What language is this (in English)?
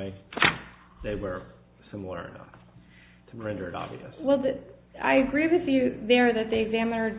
English